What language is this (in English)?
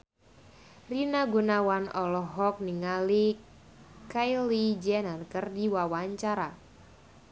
Sundanese